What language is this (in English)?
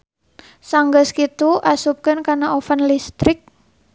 Sundanese